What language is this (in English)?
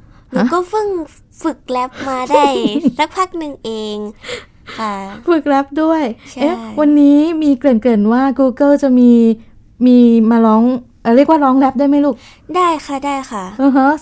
Thai